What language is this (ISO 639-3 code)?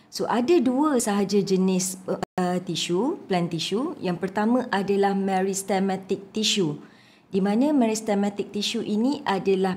msa